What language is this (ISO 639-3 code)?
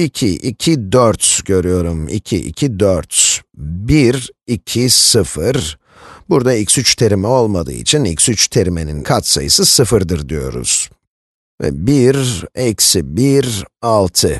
tur